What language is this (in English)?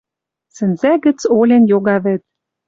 Western Mari